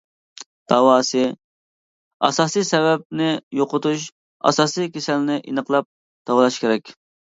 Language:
Uyghur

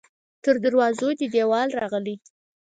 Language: Pashto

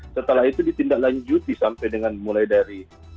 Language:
Indonesian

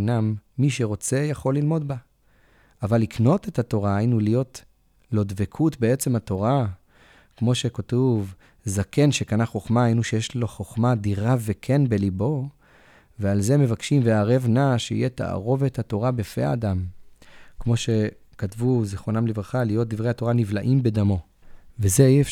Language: Hebrew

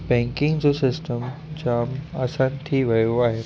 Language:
Sindhi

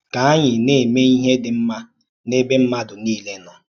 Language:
Igbo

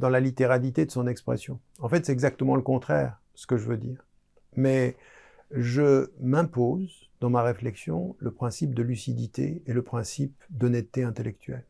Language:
French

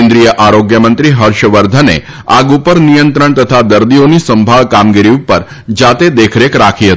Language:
Gujarati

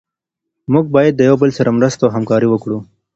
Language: Pashto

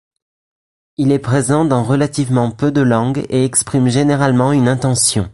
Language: French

